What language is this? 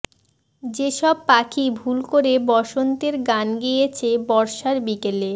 Bangla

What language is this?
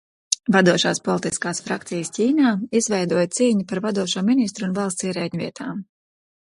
Latvian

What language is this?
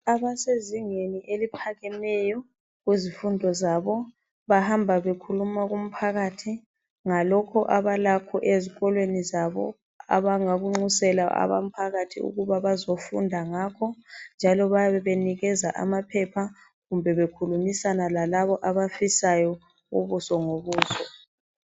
North Ndebele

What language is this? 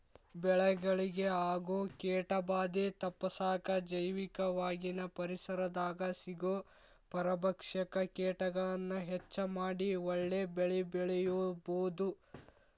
Kannada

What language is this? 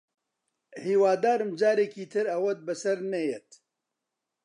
Central Kurdish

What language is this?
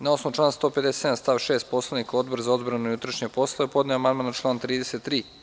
Serbian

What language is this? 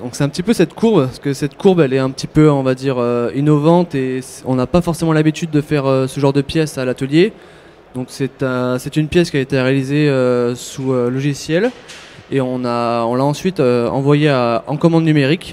French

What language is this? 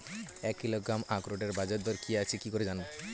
Bangla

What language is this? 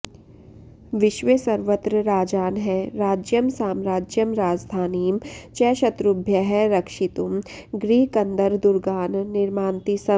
Sanskrit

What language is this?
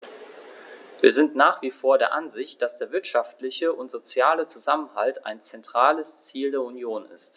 German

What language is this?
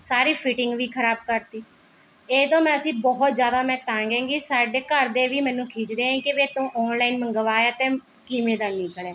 Punjabi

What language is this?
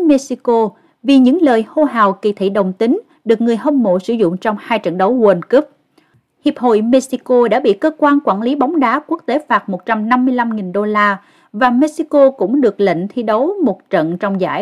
Vietnamese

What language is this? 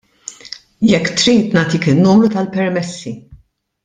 Maltese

